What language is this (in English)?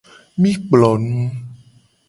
Gen